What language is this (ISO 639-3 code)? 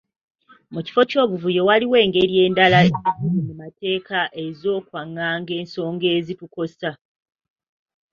lug